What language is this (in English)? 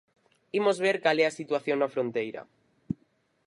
Galician